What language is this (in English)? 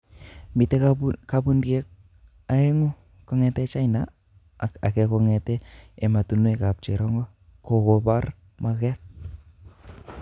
Kalenjin